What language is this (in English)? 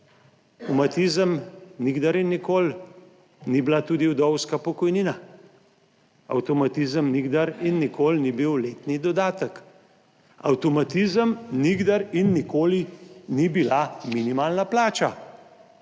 Slovenian